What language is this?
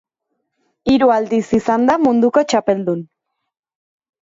Basque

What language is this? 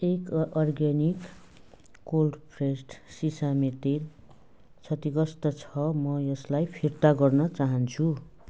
Nepali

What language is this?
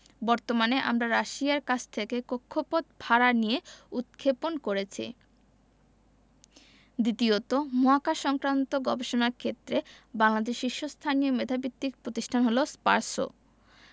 Bangla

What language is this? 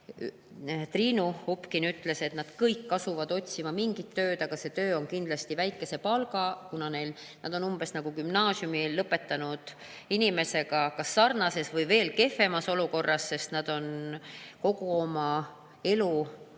Estonian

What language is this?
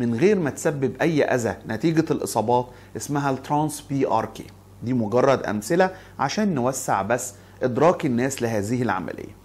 Arabic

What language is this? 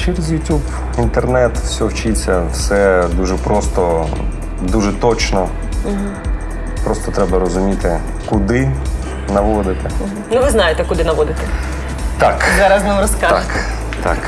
Ukrainian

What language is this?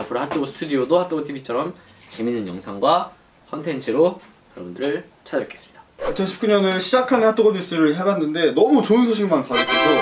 Korean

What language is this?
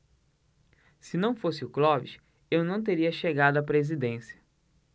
Portuguese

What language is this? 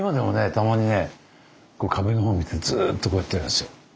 Japanese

